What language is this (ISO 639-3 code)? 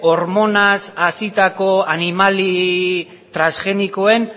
eus